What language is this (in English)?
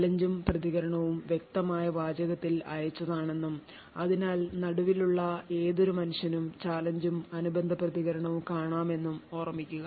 Malayalam